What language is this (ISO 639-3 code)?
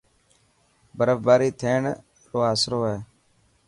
mki